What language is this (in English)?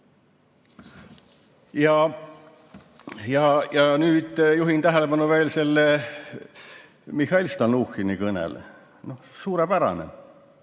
Estonian